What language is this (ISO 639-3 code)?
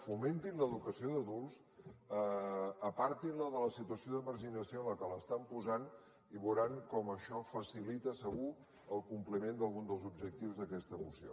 cat